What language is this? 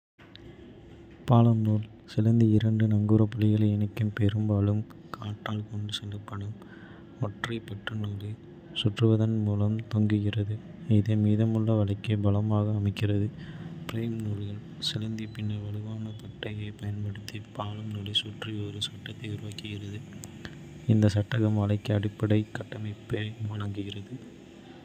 Kota (India)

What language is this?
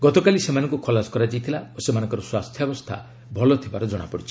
Odia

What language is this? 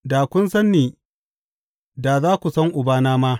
Hausa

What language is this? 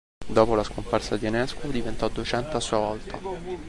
Italian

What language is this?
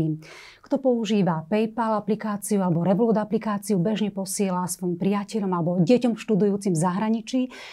Slovak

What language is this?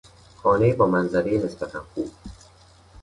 Persian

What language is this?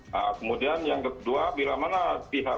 Indonesian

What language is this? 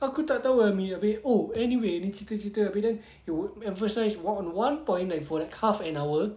English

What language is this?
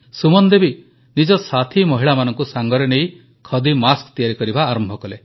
Odia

